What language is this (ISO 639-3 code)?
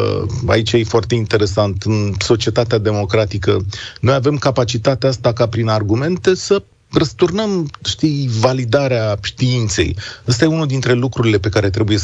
ron